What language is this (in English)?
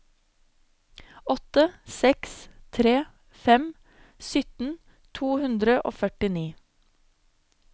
Norwegian